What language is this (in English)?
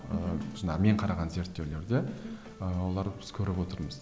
Kazakh